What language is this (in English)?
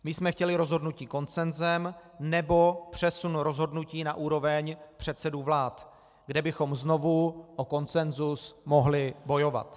Czech